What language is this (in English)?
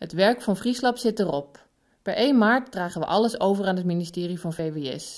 Dutch